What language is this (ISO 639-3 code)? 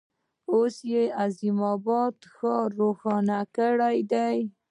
pus